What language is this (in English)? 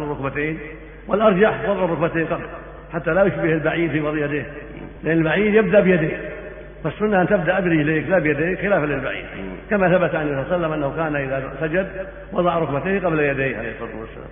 Arabic